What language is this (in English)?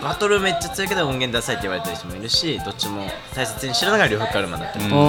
Japanese